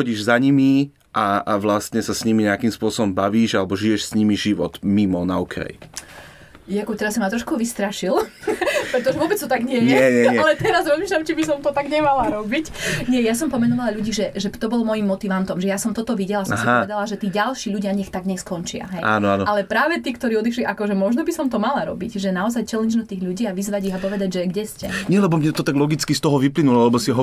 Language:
Slovak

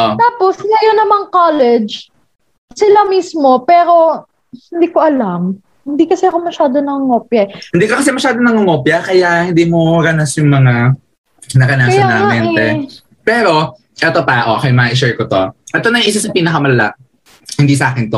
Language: Filipino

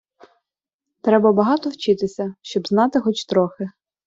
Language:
Ukrainian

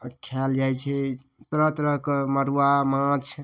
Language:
Maithili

